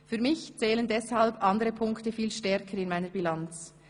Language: Swiss German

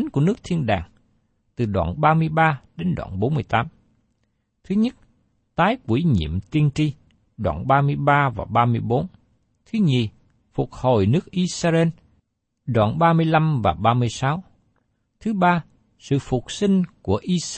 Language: Vietnamese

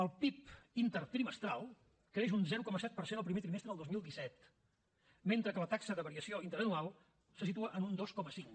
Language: Catalan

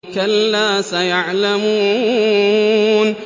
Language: Arabic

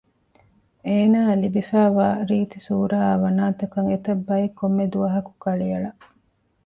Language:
Divehi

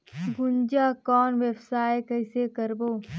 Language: Chhattisgarhi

